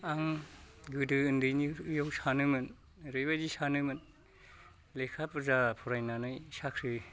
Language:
Bodo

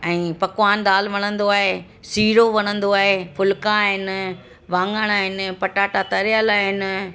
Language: Sindhi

